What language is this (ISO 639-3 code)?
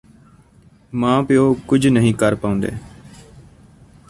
pan